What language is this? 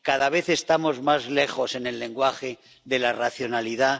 Spanish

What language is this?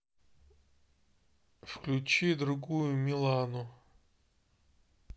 Russian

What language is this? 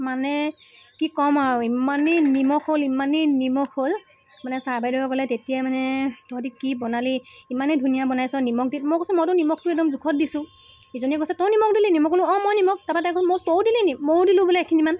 Assamese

